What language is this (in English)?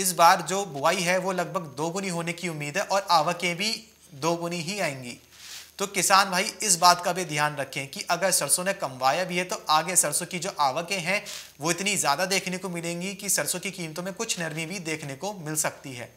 Hindi